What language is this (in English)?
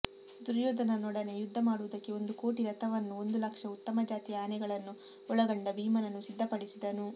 Kannada